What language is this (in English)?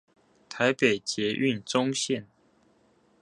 Chinese